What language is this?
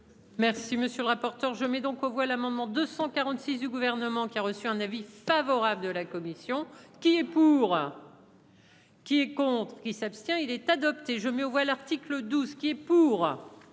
French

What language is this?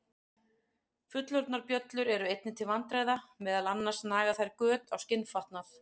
Icelandic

